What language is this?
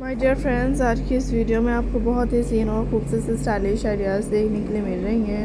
Hindi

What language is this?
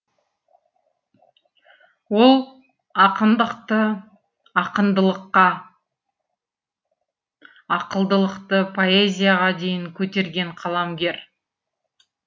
Kazakh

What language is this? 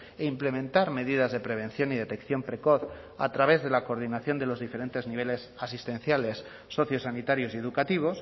Spanish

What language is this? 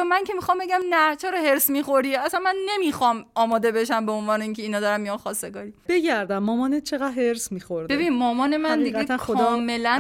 Persian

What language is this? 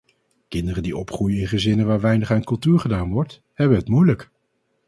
Dutch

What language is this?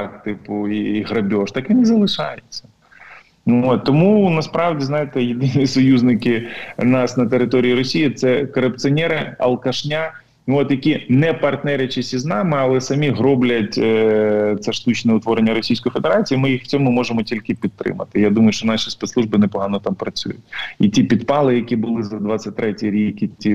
Ukrainian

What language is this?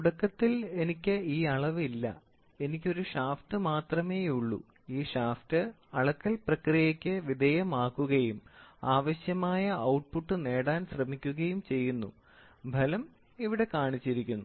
Malayalam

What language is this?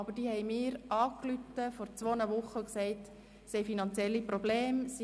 Swiss German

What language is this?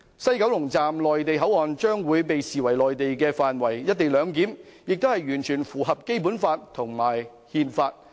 Cantonese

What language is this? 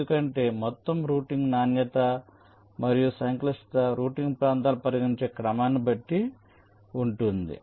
Telugu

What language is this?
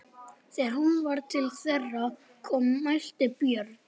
Icelandic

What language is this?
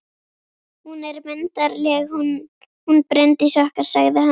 Icelandic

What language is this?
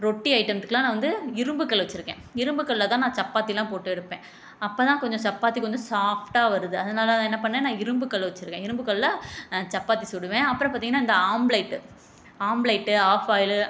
Tamil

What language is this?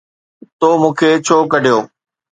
Sindhi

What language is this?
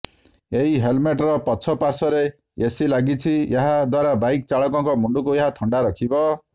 Odia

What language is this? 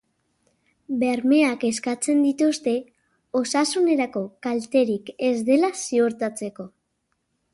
Basque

